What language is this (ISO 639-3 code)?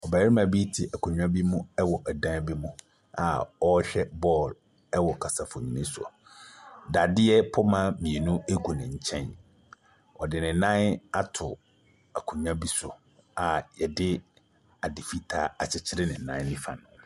aka